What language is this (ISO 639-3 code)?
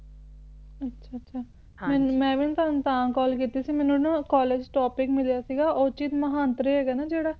pan